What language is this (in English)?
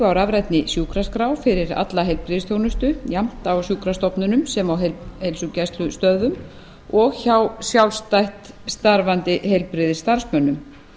Icelandic